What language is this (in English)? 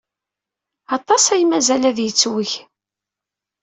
Kabyle